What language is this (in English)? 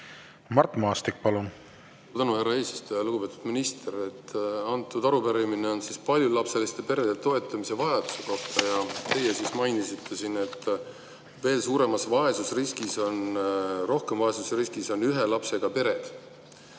Estonian